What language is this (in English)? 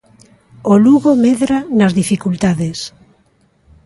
Galician